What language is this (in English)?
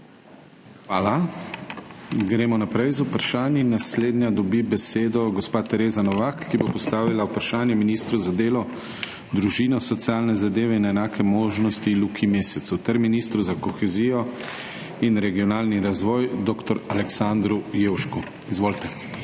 Slovenian